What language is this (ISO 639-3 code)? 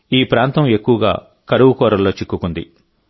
tel